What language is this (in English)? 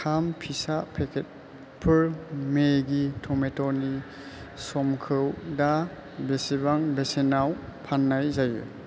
Bodo